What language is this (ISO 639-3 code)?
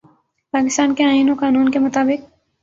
urd